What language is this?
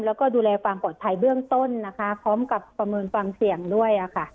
Thai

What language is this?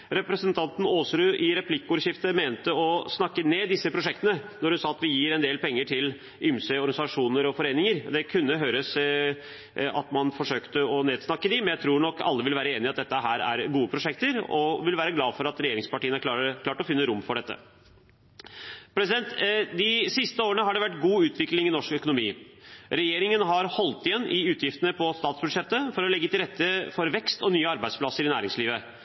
Norwegian Bokmål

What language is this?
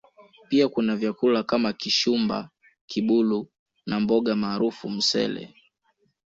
Swahili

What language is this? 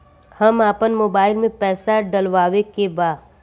Bhojpuri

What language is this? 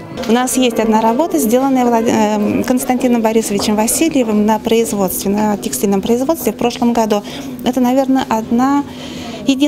Russian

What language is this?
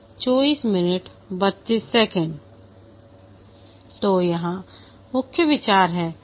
Hindi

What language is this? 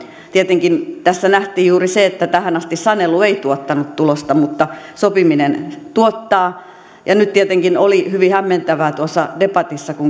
Finnish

